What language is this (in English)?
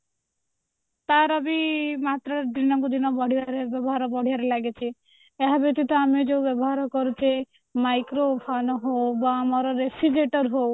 Odia